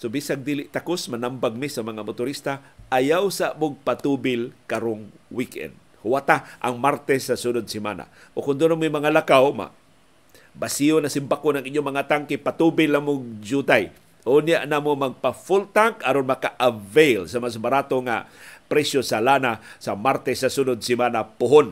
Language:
Filipino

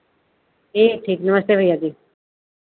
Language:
Hindi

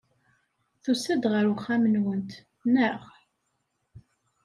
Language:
Kabyle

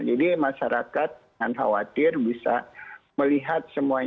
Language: Indonesian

